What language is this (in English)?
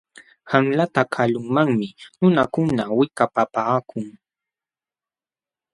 Jauja Wanca Quechua